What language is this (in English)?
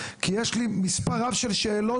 Hebrew